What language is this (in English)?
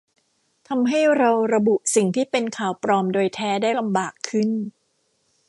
Thai